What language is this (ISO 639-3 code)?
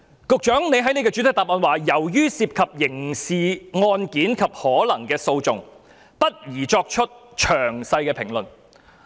yue